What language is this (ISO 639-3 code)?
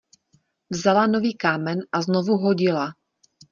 ces